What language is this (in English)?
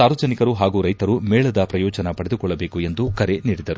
Kannada